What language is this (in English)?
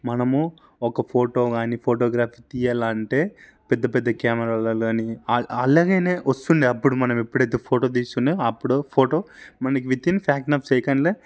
Telugu